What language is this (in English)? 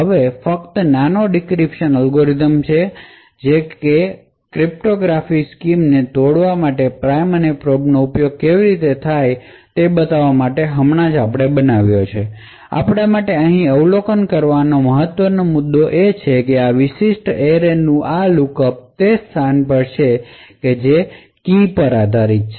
Gujarati